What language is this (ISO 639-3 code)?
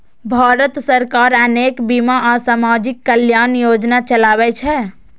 mai